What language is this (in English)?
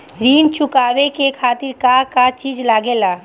Bhojpuri